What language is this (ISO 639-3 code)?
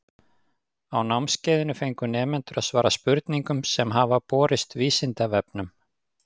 isl